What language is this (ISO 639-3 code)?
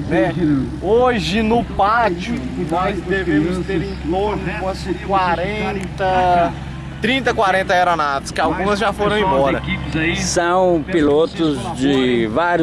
por